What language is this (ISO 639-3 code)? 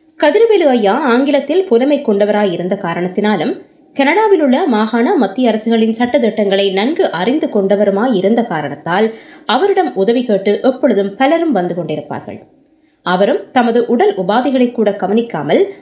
tam